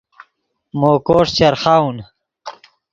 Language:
Yidgha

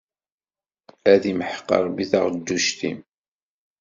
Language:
Kabyle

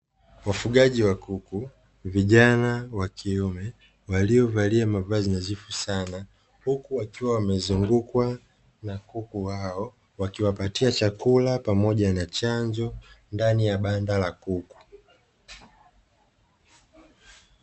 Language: Swahili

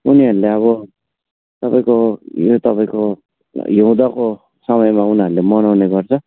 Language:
Nepali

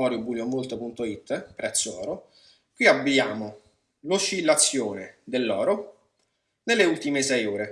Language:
Italian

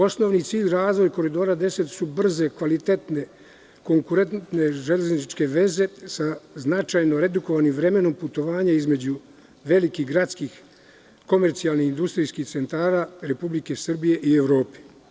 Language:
Serbian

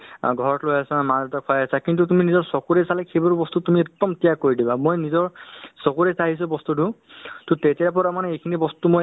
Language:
Assamese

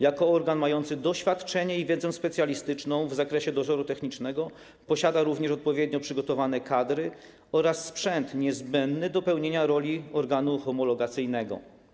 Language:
Polish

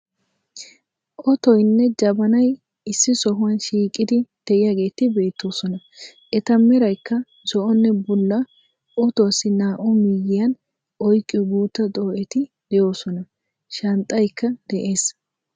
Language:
Wolaytta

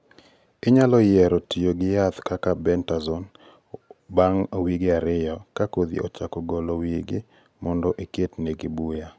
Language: Luo (Kenya and Tanzania)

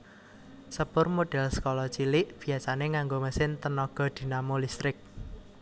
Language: Javanese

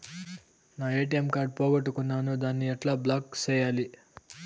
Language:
Telugu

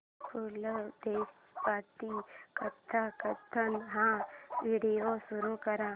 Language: Marathi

